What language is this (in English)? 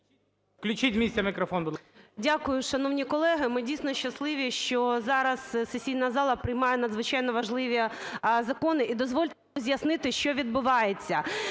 Ukrainian